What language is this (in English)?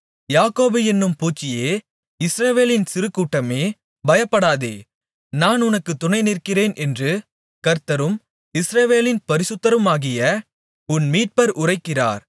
Tamil